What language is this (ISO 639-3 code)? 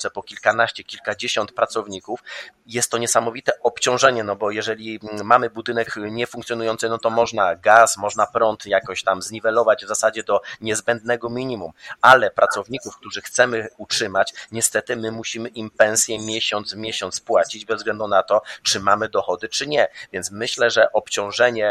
pol